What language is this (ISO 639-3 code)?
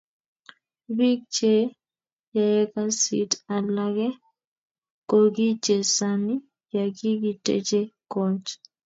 kln